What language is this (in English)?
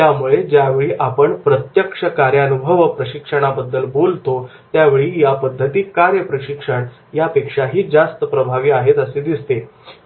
Marathi